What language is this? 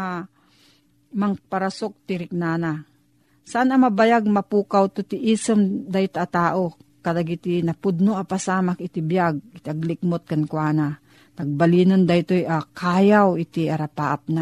Filipino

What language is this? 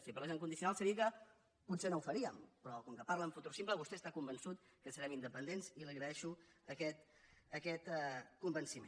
Catalan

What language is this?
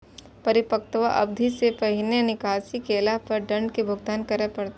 Maithili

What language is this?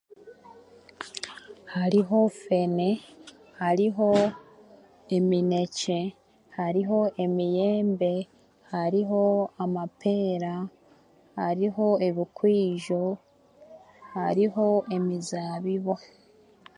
Chiga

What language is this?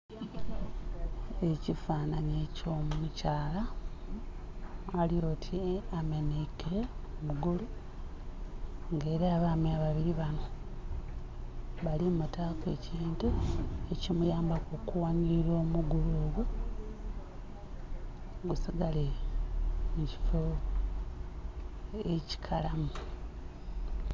Soga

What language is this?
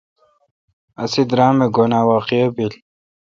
Kalkoti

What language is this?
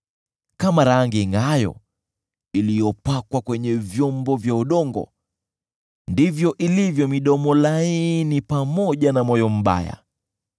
Swahili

